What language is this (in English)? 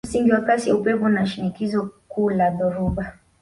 Swahili